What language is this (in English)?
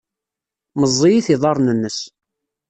Kabyle